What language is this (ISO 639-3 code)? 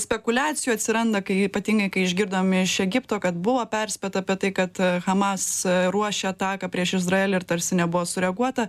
lit